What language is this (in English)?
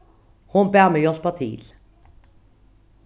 Faroese